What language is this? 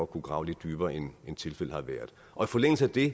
Danish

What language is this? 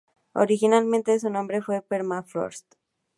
Spanish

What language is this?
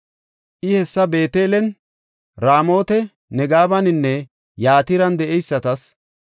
Gofa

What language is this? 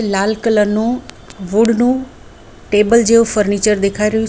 Gujarati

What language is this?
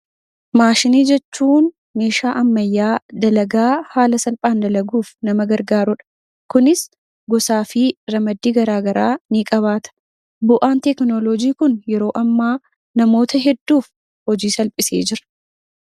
Oromo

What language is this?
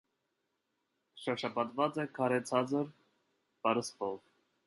Armenian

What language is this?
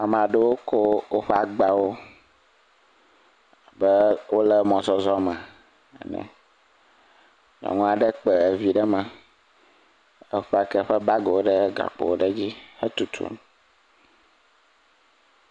Ewe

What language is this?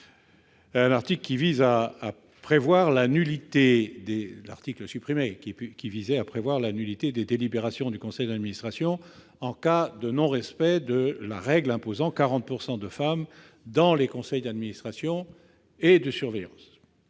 French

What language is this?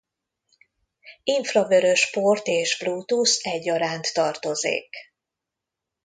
Hungarian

